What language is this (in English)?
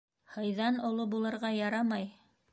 Bashkir